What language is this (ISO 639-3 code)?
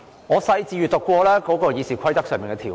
yue